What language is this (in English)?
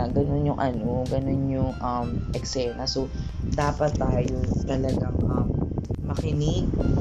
Filipino